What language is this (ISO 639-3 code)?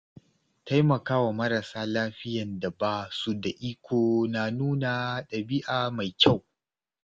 hau